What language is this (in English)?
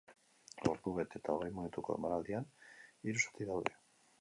Basque